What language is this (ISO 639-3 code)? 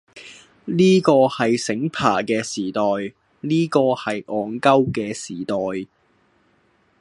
yue